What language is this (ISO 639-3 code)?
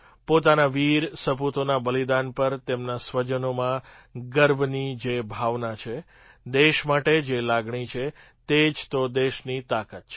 guj